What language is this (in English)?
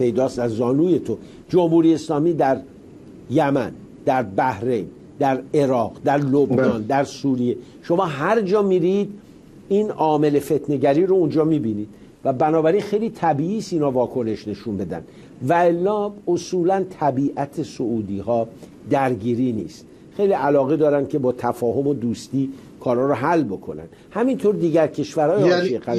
Persian